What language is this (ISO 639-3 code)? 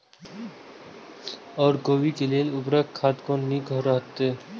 mai